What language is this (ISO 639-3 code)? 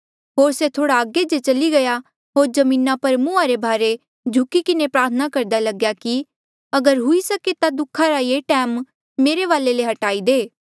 mjl